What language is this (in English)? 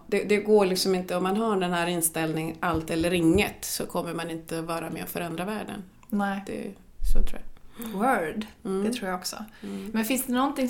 Swedish